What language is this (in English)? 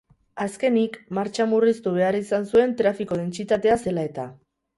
Basque